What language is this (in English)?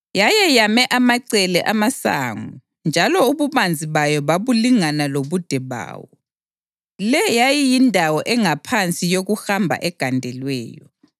North Ndebele